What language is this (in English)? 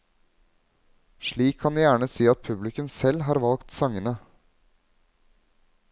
Norwegian